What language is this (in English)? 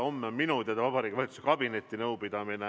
Estonian